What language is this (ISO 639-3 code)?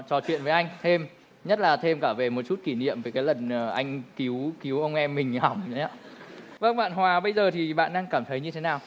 vie